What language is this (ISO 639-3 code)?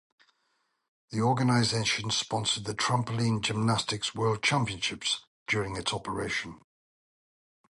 eng